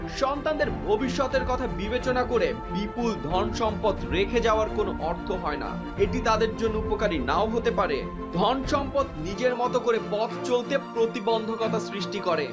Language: Bangla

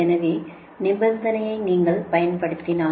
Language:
Tamil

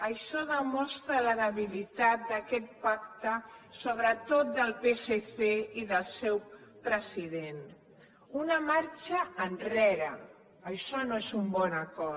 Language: Catalan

